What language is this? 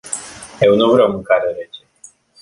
Romanian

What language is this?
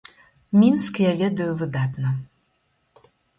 Belarusian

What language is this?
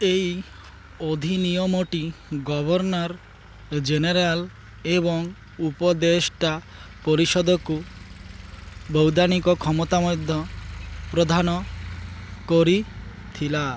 Odia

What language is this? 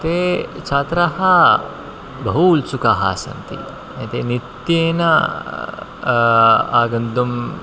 Sanskrit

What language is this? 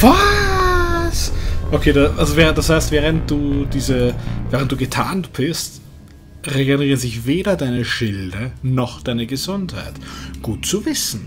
German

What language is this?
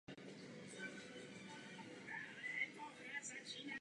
Czech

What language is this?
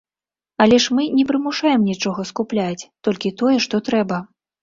Belarusian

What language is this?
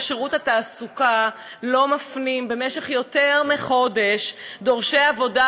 Hebrew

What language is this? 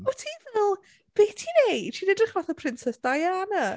Welsh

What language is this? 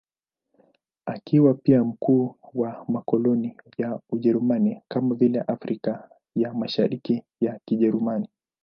Swahili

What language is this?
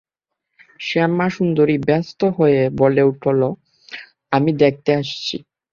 Bangla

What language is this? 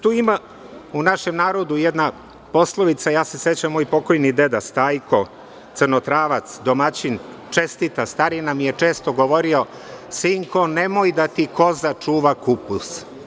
Serbian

